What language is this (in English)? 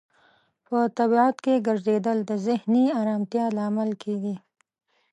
Pashto